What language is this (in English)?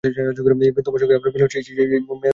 Bangla